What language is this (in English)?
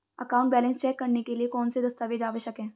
Hindi